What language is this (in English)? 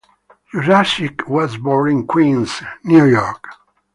English